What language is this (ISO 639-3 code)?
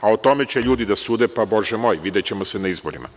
srp